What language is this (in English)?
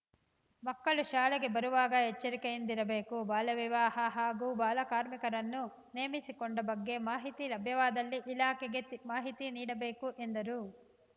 Kannada